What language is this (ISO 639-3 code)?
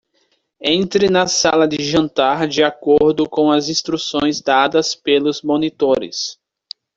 por